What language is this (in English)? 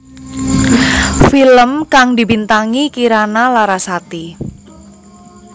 Javanese